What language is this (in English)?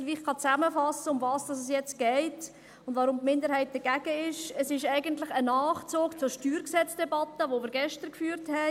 Swiss German